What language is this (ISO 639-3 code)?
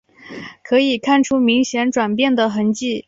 zho